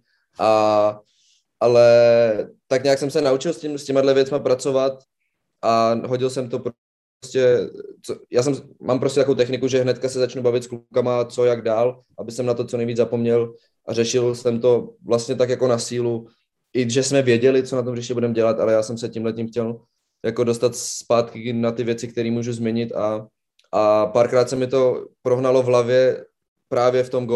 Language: Czech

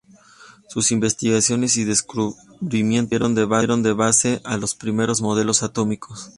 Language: Spanish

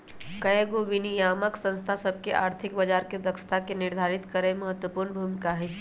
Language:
Magahi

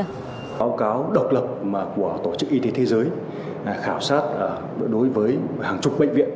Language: Vietnamese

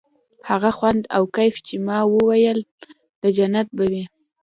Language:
Pashto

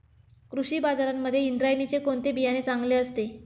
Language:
Marathi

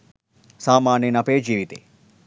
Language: Sinhala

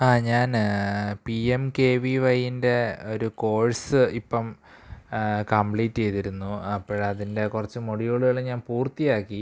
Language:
Malayalam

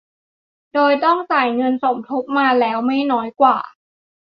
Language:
Thai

